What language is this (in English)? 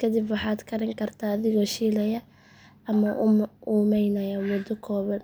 Somali